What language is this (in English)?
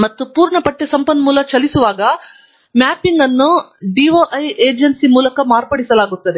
Kannada